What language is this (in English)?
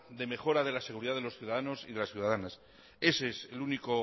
Spanish